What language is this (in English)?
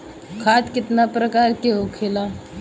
Bhojpuri